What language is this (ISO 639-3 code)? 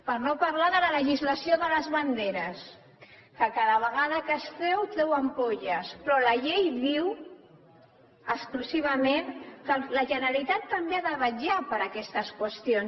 cat